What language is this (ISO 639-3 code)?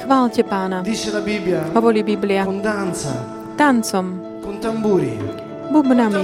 slk